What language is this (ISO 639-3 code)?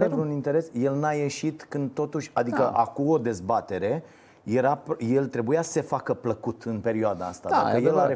ron